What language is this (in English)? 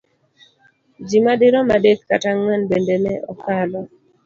Luo (Kenya and Tanzania)